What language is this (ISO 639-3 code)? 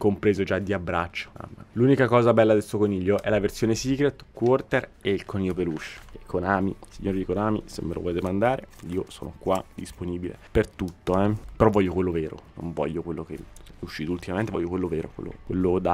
ita